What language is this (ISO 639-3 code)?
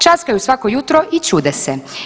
hrv